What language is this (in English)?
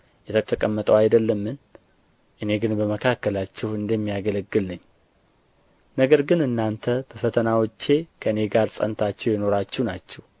Amharic